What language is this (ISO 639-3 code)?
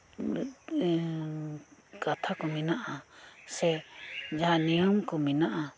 sat